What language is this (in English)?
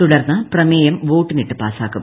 Malayalam